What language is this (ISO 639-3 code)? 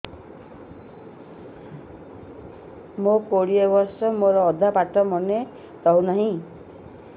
ori